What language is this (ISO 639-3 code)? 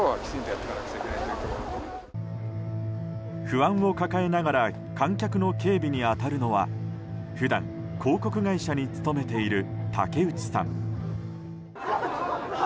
jpn